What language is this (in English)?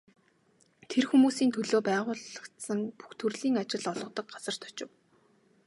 Mongolian